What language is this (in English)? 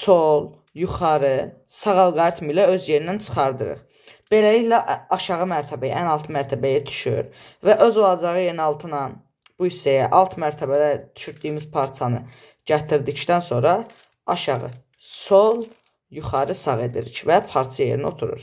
Turkish